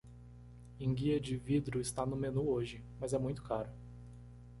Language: Portuguese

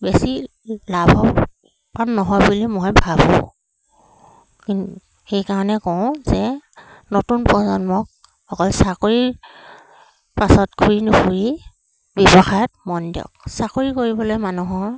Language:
Assamese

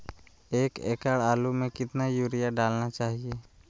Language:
Magahi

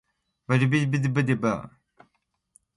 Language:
Borgu Fulfulde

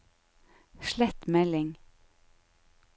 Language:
Norwegian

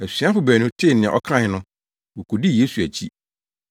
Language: Akan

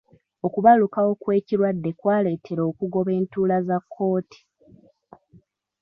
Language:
Ganda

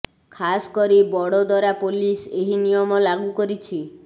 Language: Odia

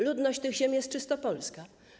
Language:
Polish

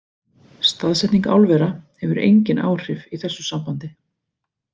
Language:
Icelandic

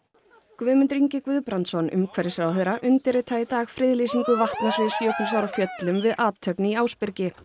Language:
Icelandic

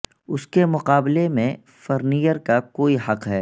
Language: Urdu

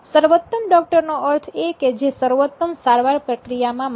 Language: Gujarati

